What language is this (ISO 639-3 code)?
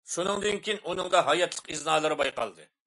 uig